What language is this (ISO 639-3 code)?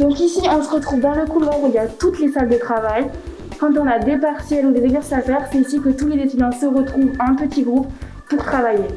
fra